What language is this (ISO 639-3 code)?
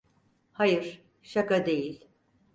tur